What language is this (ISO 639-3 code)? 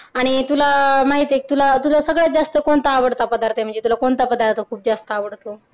mar